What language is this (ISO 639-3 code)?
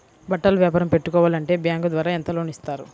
tel